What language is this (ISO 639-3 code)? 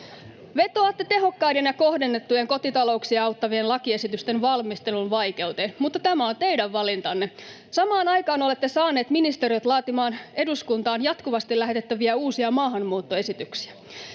fin